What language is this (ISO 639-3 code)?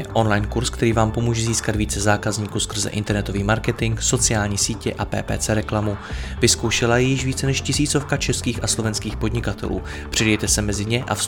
ces